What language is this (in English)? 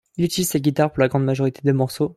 French